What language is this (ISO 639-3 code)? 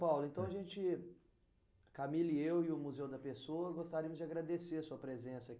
por